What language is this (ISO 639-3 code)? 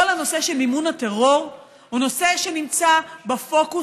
heb